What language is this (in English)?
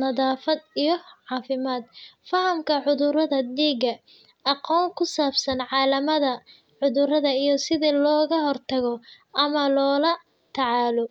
Somali